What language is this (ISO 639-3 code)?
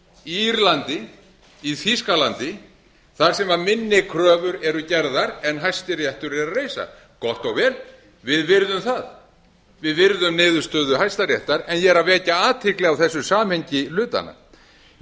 isl